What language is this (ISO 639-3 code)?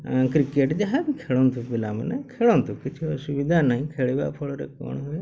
ori